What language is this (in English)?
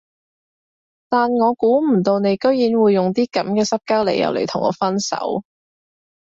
Cantonese